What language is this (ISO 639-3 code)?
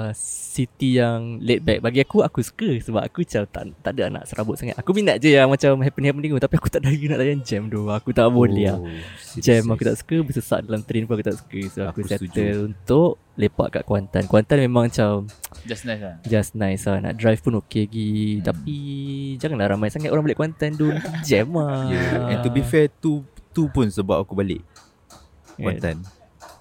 msa